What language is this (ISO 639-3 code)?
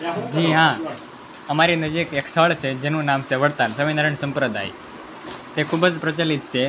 guj